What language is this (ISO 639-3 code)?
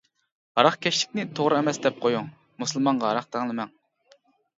uig